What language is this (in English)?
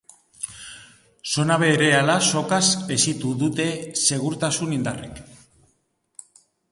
Basque